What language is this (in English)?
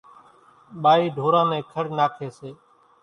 Kachi Koli